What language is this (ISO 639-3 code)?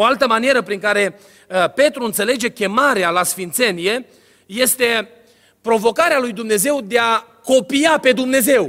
ron